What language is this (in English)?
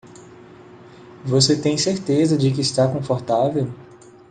Portuguese